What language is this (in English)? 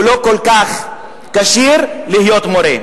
Hebrew